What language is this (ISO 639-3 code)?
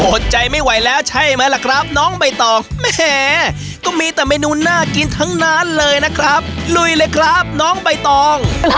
tha